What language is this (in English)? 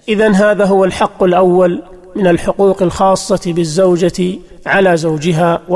Arabic